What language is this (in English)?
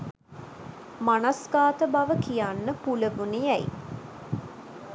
Sinhala